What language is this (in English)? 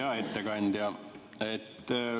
Estonian